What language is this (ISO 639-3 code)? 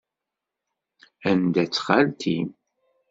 kab